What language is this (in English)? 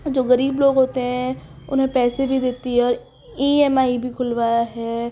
Urdu